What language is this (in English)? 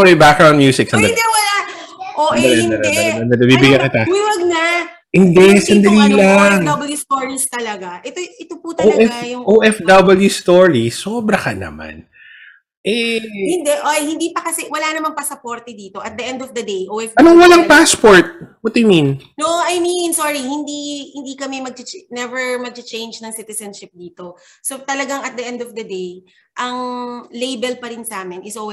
Filipino